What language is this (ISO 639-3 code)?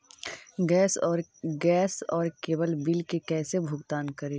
mag